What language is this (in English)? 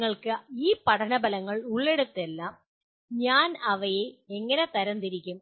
Malayalam